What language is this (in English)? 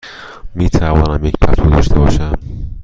Persian